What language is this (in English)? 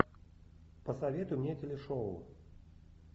Russian